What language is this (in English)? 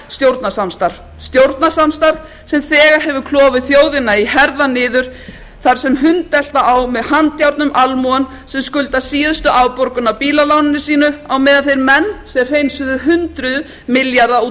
Icelandic